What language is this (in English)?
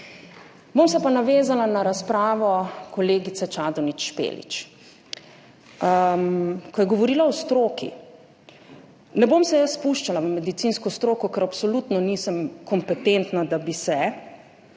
Slovenian